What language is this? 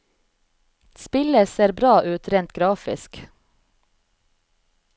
Norwegian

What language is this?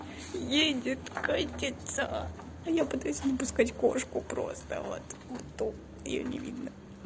Russian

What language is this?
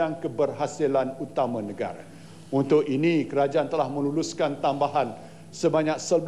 Malay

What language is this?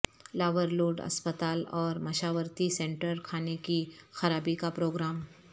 Urdu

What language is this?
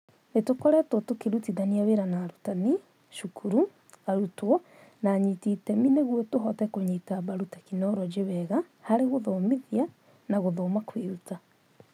Kikuyu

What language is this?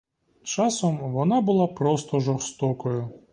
Ukrainian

